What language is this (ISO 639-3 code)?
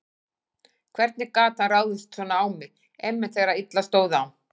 isl